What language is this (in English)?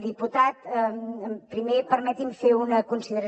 Catalan